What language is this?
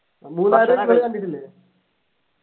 Malayalam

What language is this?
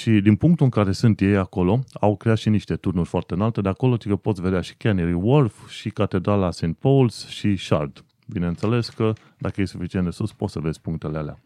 Romanian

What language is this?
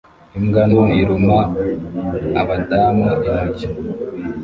Kinyarwanda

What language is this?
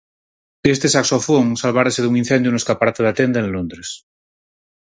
Galician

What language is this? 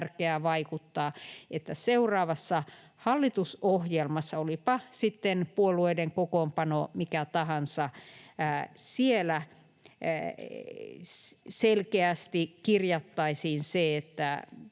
Finnish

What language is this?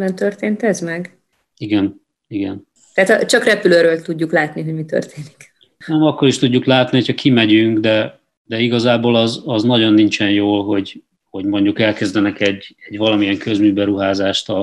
Hungarian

